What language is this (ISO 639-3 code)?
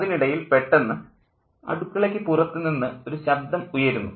mal